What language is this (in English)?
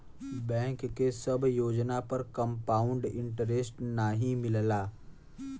Bhojpuri